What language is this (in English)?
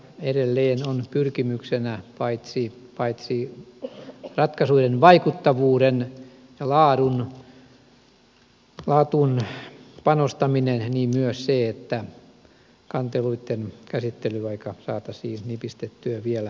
Finnish